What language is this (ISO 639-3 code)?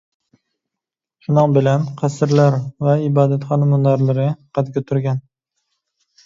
uig